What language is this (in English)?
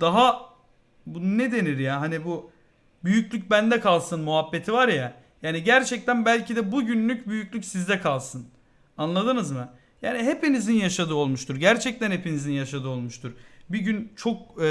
Turkish